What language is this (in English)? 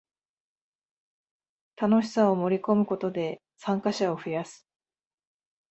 Japanese